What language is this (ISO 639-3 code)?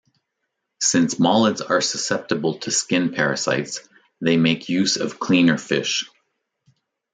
eng